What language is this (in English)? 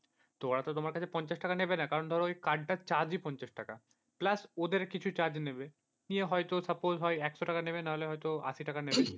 Bangla